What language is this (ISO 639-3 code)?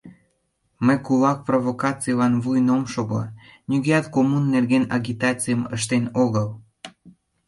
chm